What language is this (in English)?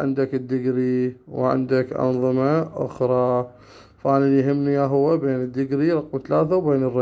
Arabic